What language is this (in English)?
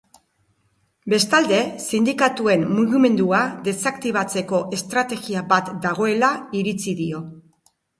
Basque